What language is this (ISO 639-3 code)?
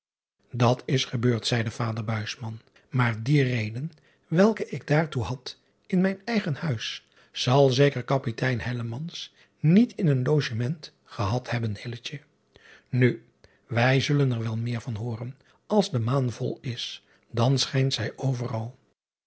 nld